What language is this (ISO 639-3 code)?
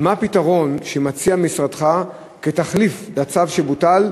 heb